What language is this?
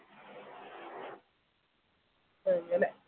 Malayalam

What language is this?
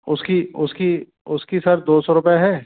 Hindi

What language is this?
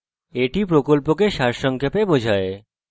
Bangla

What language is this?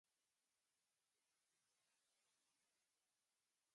Chinese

